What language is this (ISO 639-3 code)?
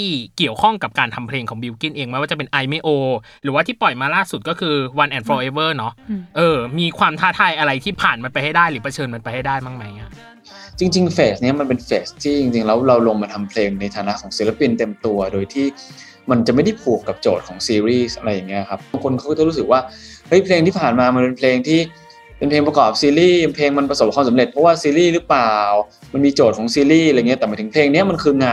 tha